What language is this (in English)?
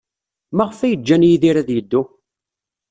Kabyle